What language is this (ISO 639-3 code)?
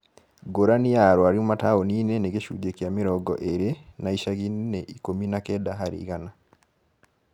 kik